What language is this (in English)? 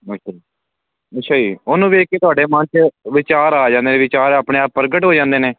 Punjabi